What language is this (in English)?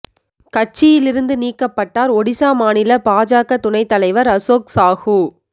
Tamil